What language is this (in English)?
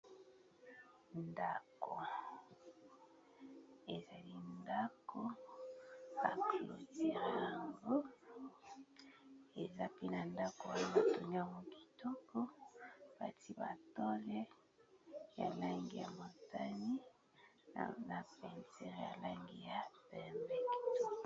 Lingala